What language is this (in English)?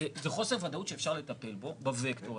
Hebrew